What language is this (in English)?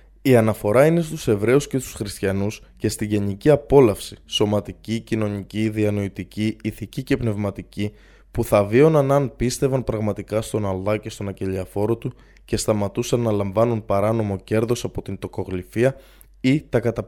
Greek